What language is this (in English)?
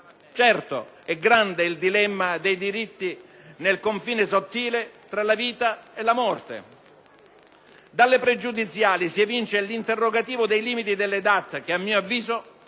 Italian